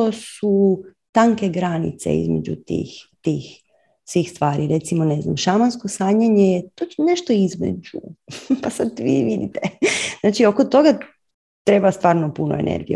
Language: Croatian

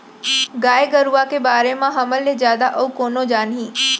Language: Chhattisgarhi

